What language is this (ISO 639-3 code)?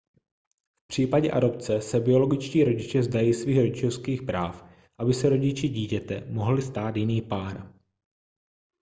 ces